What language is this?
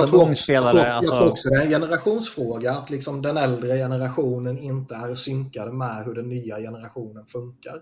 Swedish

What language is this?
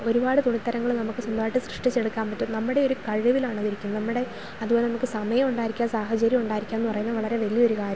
Malayalam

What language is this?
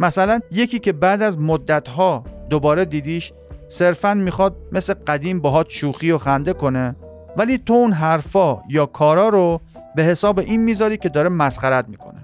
Persian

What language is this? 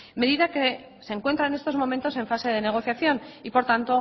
Spanish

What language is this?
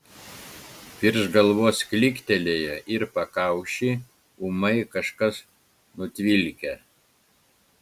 Lithuanian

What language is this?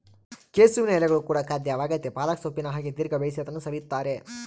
Kannada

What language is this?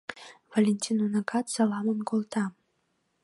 Mari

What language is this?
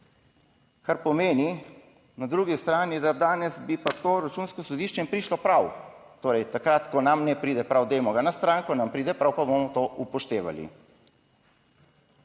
Slovenian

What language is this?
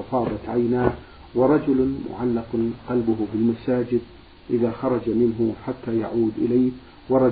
Arabic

